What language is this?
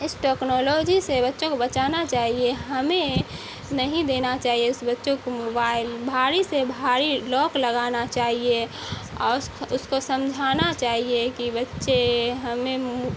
Urdu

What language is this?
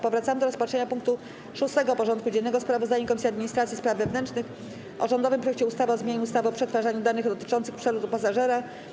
Polish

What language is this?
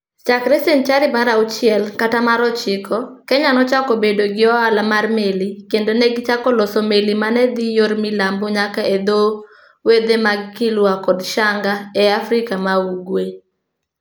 Luo (Kenya and Tanzania)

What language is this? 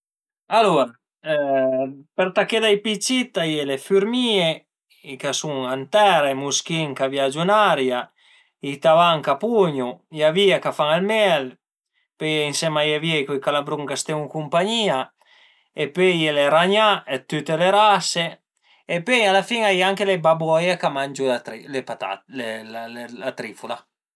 Piedmontese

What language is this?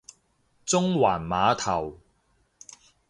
Cantonese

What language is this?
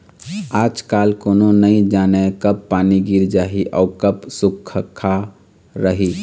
Chhattisgarhi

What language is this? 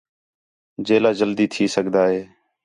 Khetrani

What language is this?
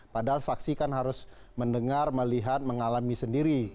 Indonesian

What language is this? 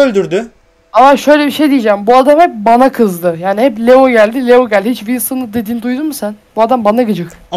Turkish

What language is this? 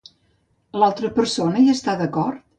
Catalan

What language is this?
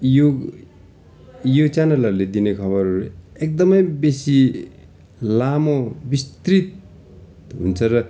Nepali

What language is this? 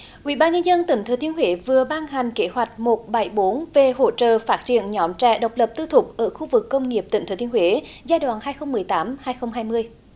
Vietnamese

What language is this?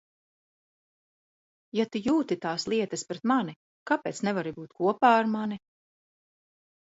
Latvian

